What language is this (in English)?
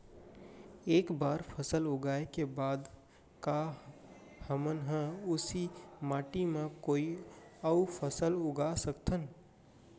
Chhattisgarhi